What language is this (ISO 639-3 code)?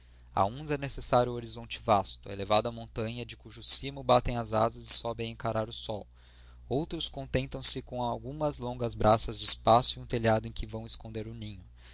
por